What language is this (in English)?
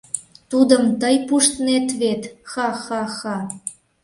Mari